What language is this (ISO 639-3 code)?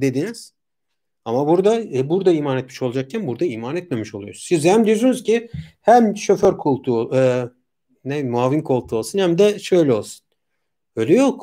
tur